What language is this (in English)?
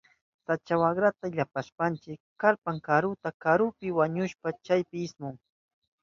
Southern Pastaza Quechua